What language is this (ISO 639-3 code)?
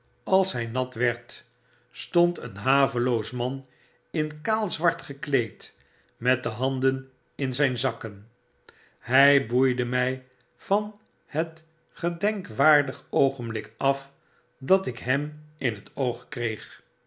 nld